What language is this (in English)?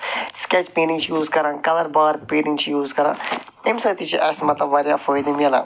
Kashmiri